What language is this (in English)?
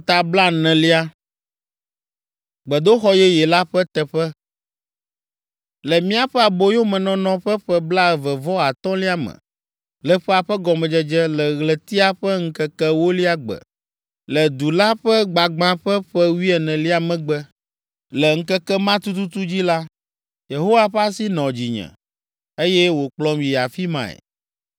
Ewe